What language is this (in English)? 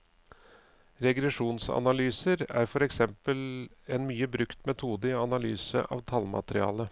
Norwegian